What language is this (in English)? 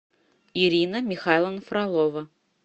Russian